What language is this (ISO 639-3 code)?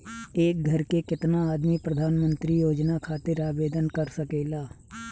bho